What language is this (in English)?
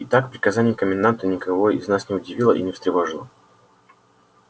Russian